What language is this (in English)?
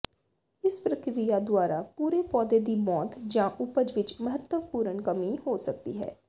Punjabi